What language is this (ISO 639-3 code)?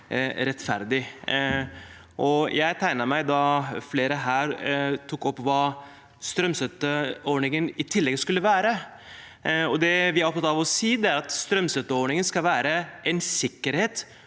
nor